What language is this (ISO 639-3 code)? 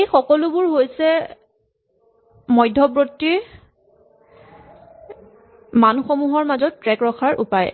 asm